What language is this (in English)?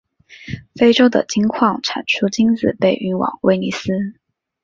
Chinese